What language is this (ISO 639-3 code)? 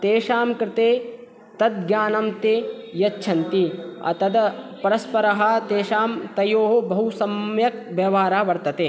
san